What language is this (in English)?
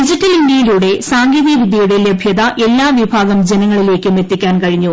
Malayalam